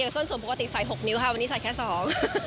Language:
Thai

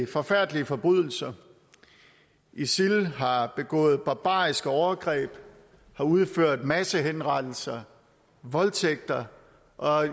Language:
Danish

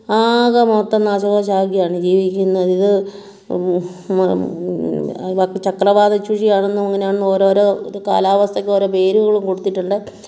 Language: Malayalam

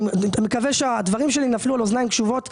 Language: Hebrew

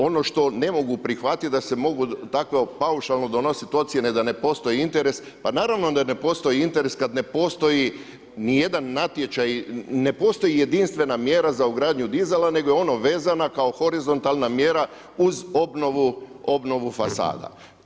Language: Croatian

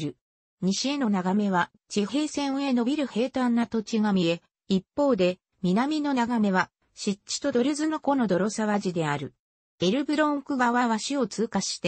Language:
Japanese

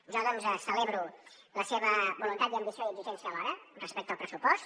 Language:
Catalan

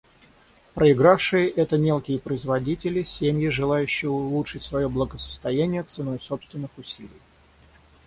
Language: Russian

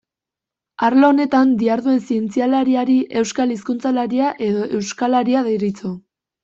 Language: Basque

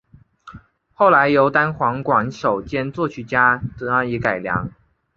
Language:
Chinese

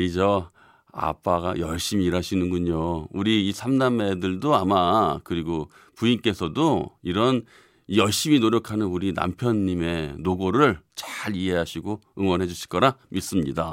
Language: Korean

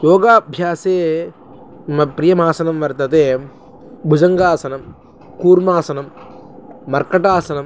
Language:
Sanskrit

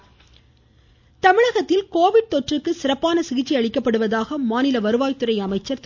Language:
Tamil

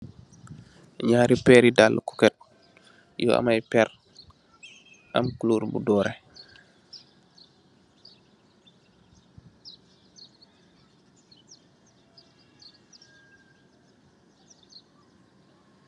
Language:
Wolof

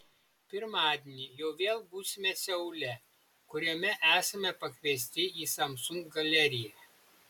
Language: Lithuanian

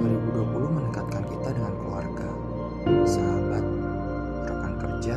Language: Indonesian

